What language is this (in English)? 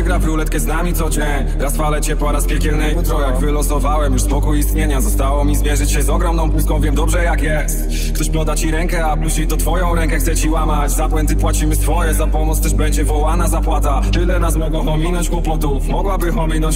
Polish